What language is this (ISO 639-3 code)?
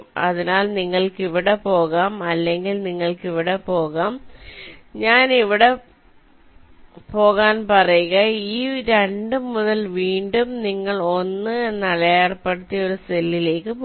mal